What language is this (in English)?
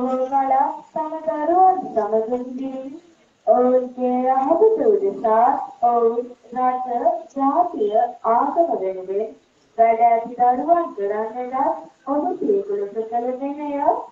Turkish